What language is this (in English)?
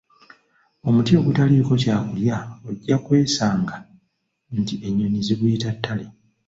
Ganda